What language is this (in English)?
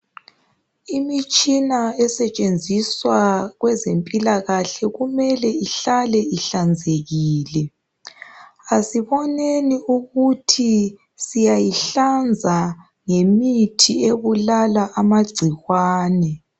North Ndebele